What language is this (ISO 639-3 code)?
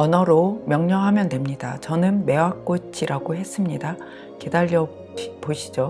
kor